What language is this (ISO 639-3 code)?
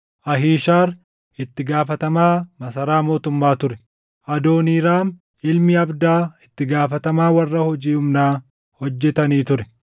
orm